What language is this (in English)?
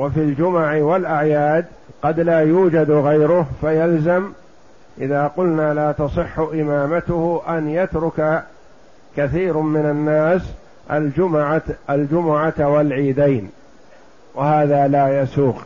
Arabic